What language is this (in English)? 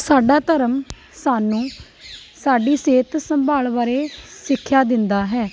Punjabi